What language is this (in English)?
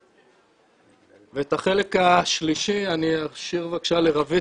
Hebrew